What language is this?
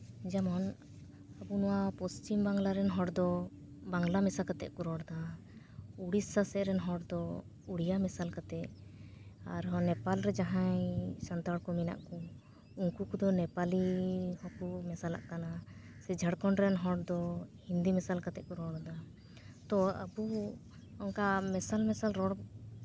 Santali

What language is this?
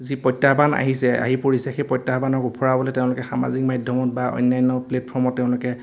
Assamese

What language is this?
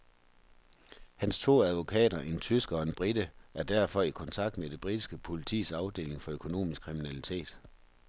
Danish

